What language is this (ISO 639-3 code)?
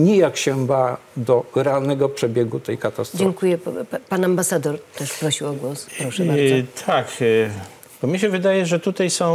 pol